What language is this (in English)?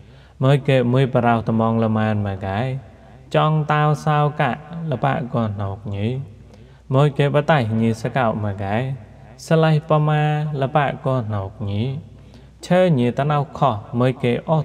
Thai